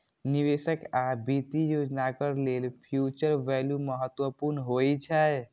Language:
Maithili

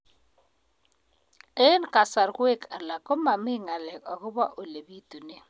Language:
Kalenjin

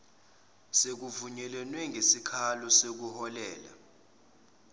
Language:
Zulu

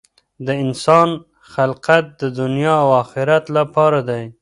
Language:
Pashto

